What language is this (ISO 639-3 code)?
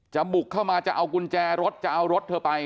tha